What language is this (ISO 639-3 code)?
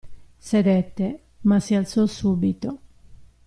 ita